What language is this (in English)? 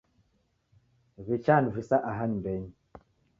Taita